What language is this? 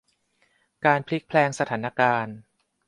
Thai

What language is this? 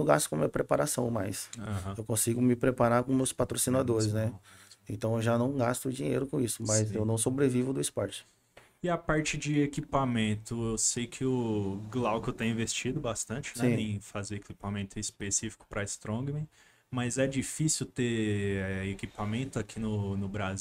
Portuguese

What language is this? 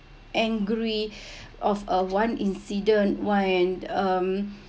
English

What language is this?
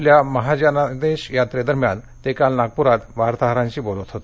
Marathi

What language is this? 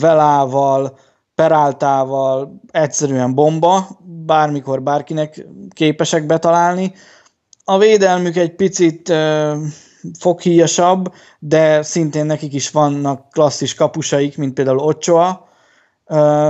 Hungarian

